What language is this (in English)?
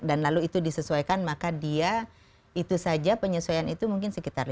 Indonesian